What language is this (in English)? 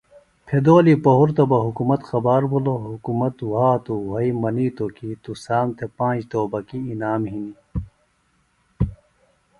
Phalura